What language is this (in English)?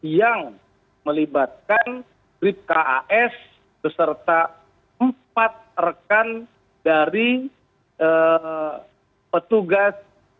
Indonesian